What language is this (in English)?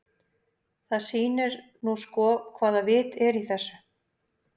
Icelandic